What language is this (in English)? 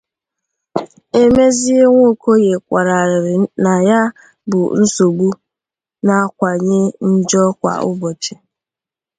Igbo